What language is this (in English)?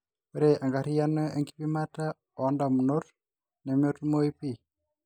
Masai